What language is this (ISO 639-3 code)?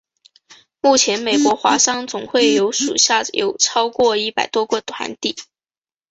zho